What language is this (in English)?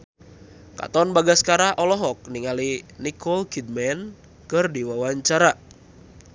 Sundanese